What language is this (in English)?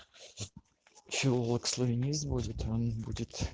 Russian